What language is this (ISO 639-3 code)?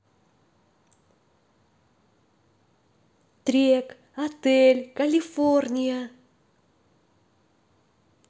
rus